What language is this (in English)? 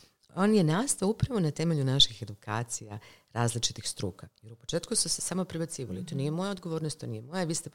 Croatian